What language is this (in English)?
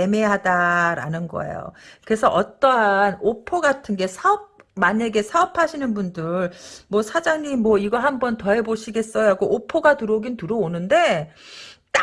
Korean